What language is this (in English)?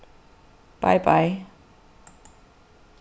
Faroese